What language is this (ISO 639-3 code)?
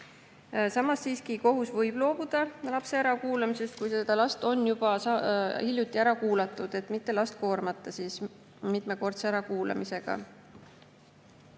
est